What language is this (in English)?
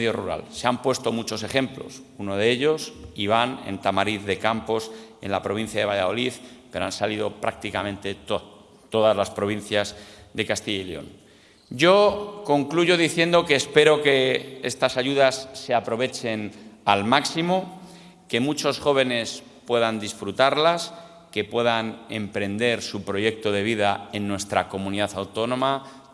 Spanish